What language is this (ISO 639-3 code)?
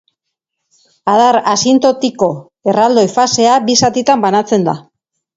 eus